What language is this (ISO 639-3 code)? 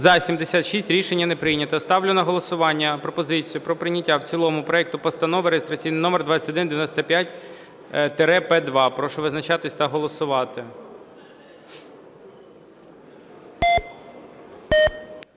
ukr